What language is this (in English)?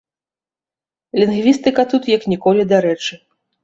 Belarusian